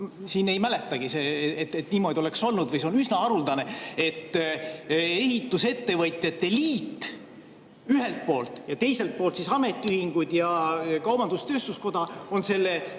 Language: Estonian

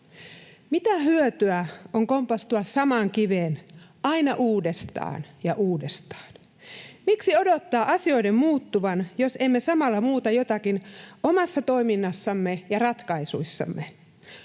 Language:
Finnish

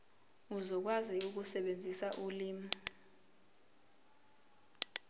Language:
Zulu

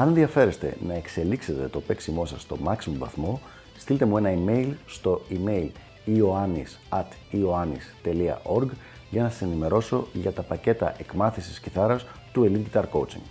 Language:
Greek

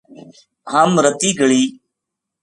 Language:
Gujari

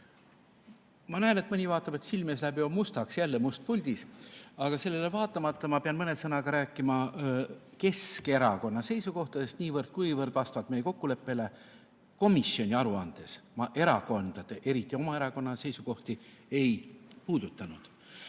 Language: Estonian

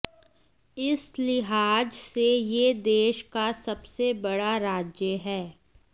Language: Hindi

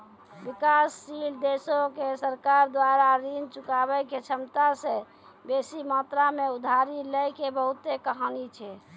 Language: Maithili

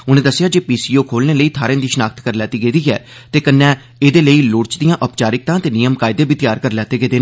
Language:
Dogri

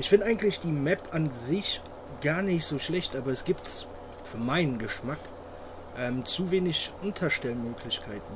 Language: German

